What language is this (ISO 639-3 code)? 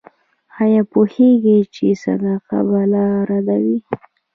pus